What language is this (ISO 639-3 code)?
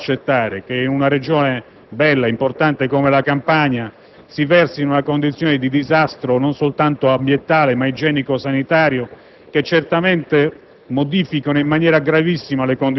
ita